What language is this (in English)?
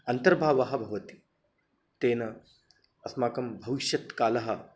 Sanskrit